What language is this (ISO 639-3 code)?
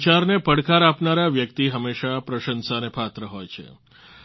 guj